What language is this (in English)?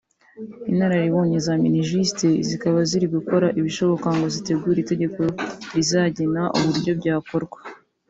Kinyarwanda